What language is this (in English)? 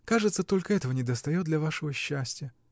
Russian